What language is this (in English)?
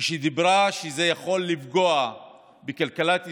Hebrew